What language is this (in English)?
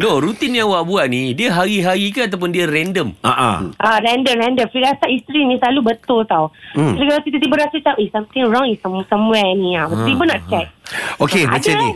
Malay